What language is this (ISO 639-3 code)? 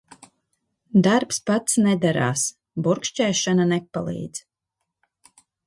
lav